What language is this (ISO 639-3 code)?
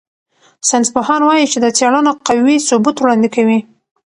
pus